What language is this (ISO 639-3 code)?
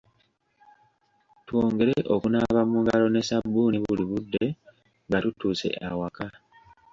lug